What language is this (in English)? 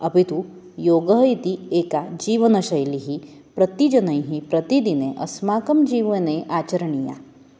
Sanskrit